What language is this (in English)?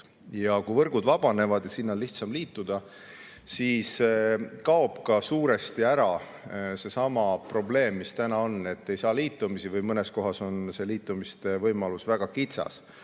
Estonian